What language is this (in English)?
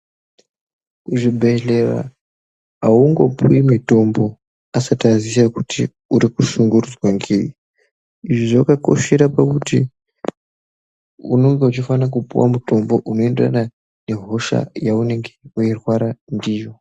Ndau